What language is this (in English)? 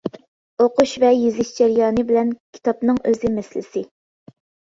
Uyghur